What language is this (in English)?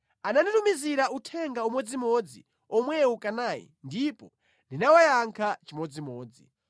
Nyanja